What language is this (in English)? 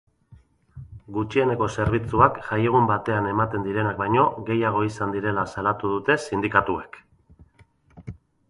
Basque